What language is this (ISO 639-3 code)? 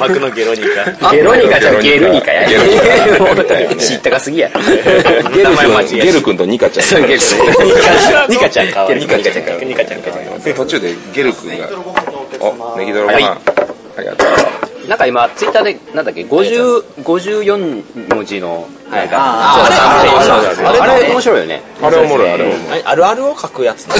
jpn